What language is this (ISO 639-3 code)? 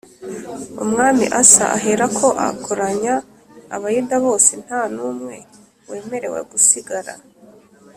kin